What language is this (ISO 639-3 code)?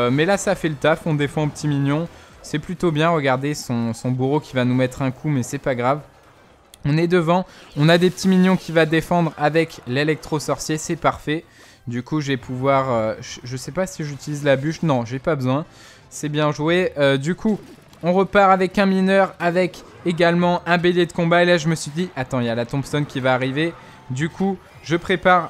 fra